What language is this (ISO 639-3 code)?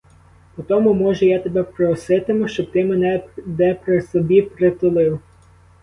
ukr